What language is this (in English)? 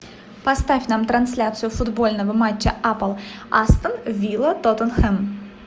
Russian